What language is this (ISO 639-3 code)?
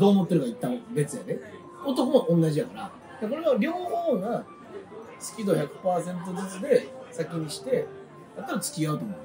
jpn